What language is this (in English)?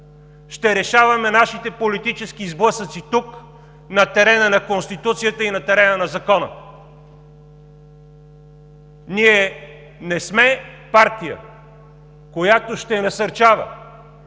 Bulgarian